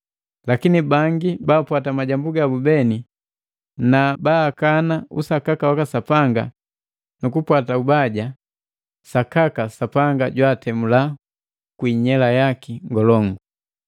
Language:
Matengo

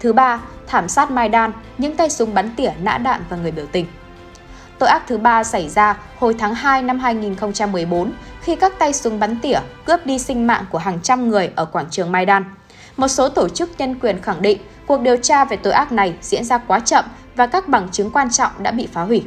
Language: Vietnamese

